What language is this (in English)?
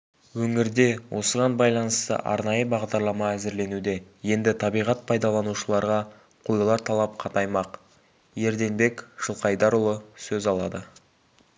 Kazakh